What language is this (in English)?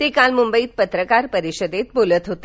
Marathi